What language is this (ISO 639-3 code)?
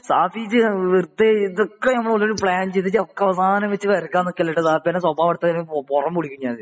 mal